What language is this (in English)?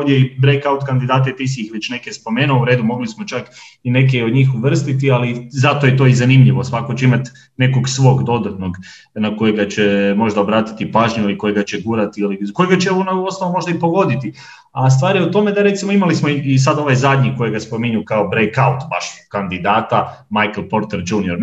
Croatian